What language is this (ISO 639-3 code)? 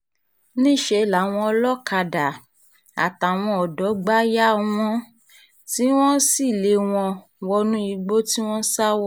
yor